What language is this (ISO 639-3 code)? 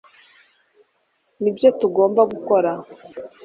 kin